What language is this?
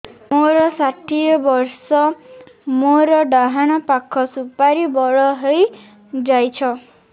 Odia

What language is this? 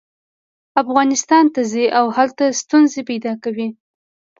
Pashto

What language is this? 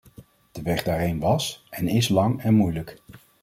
Dutch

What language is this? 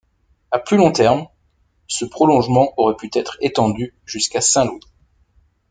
French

